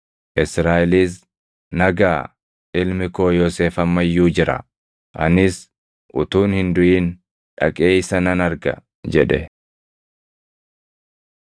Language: Oromo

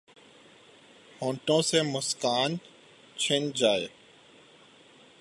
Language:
Urdu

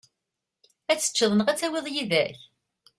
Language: Kabyle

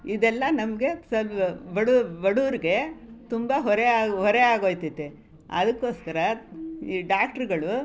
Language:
Kannada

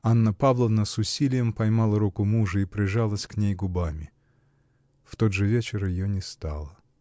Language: Russian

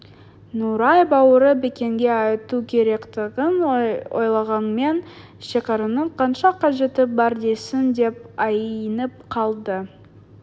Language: Kazakh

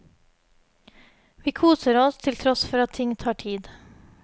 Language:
Norwegian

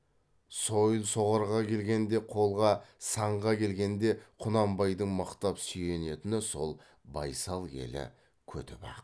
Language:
Kazakh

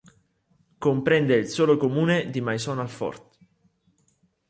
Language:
Italian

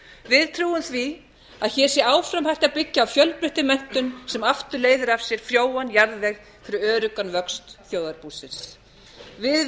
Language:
Icelandic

